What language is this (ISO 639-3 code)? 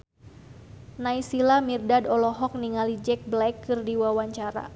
sun